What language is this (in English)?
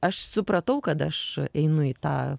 Lithuanian